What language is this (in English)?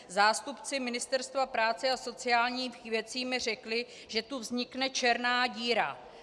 Czech